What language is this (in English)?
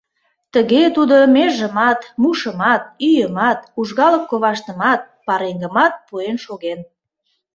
Mari